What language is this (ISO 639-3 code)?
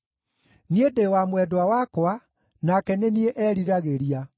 kik